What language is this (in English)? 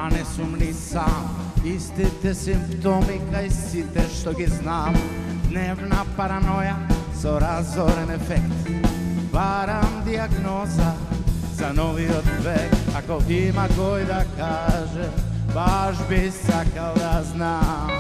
Czech